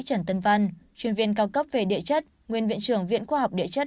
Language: Vietnamese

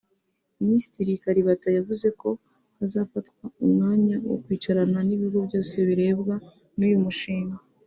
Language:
Kinyarwanda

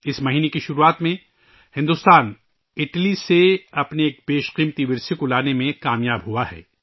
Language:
Urdu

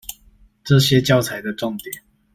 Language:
Chinese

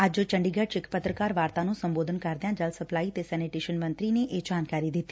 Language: Punjabi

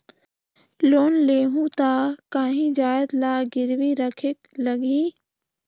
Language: Chhattisgarhi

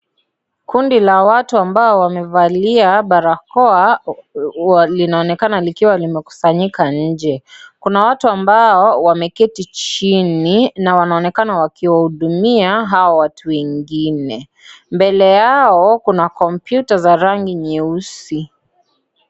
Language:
Swahili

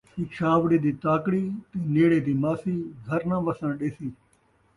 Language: Saraiki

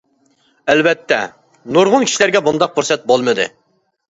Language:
Uyghur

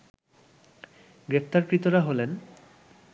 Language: Bangla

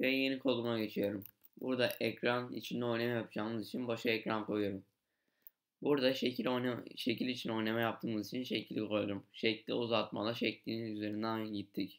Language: Turkish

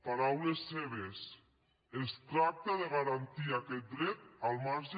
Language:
Catalan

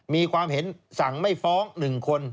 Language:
Thai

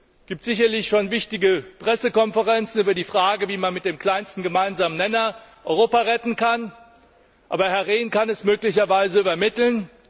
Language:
German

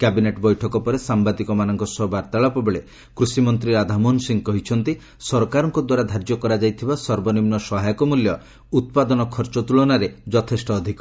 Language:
Odia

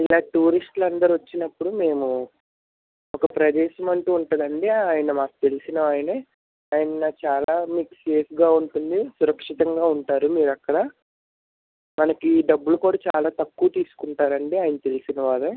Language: Telugu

